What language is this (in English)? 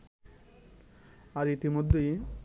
Bangla